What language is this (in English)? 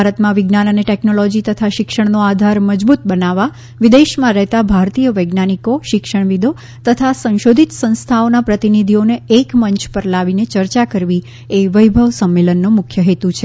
Gujarati